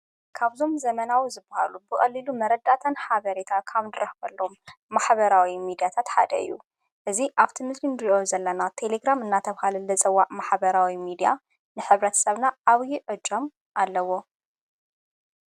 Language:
Tigrinya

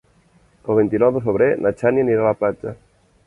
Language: Catalan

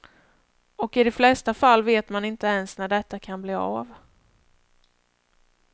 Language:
Swedish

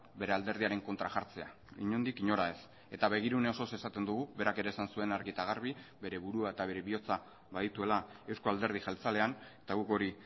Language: Basque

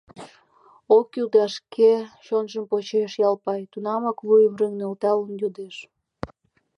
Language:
Mari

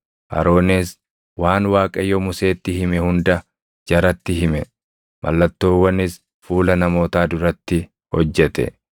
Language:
Oromo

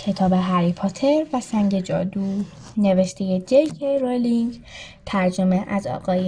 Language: Persian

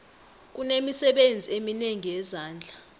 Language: South Ndebele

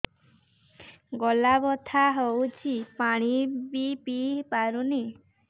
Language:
Odia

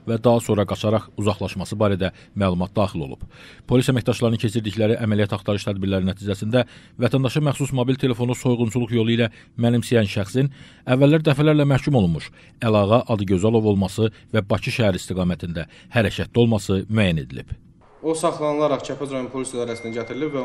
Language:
Turkish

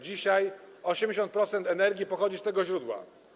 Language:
Polish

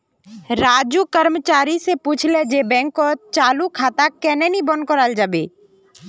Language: Magahi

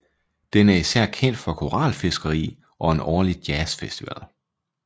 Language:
Danish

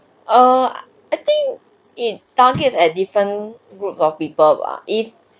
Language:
English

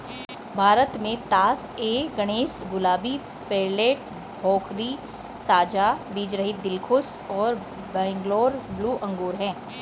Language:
Hindi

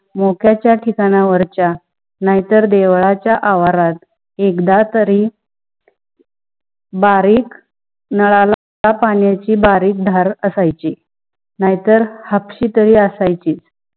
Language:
Marathi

